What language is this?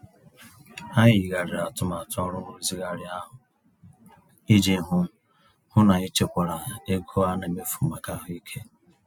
Igbo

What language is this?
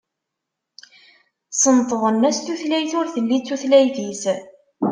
Kabyle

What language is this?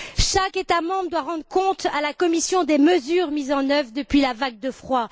French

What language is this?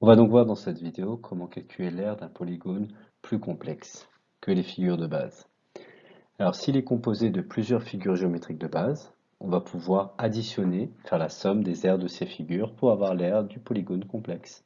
French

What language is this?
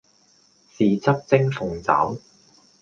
Cantonese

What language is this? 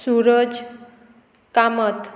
Konkani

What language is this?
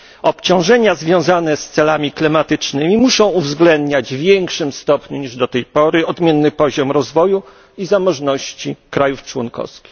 Polish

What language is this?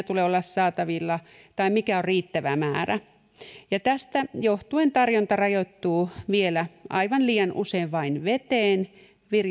Finnish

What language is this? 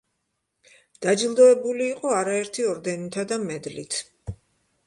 Georgian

